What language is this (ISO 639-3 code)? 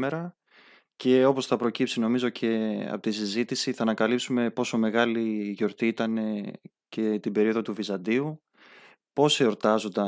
ell